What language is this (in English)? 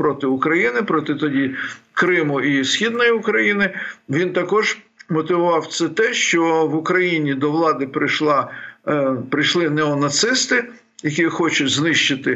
Ukrainian